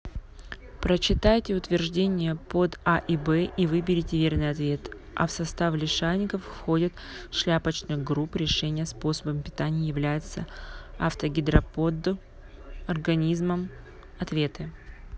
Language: Russian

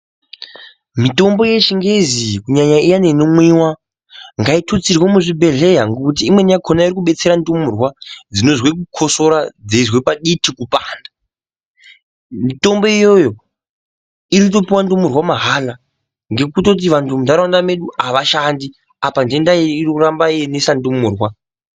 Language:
Ndau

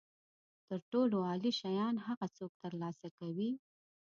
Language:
Pashto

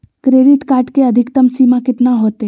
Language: Magahi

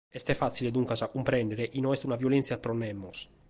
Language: Sardinian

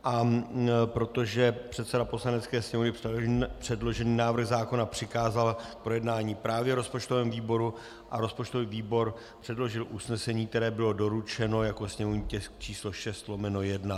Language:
Czech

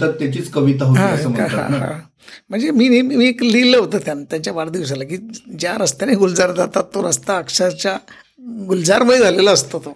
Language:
Marathi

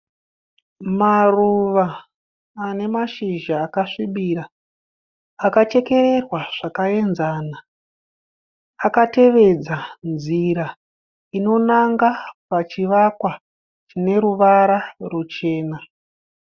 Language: Shona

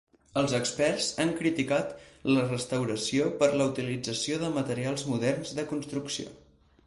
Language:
Catalan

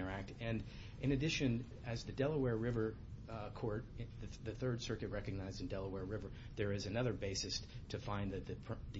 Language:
English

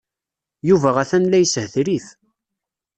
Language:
Kabyle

